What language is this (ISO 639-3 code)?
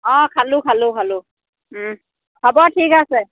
asm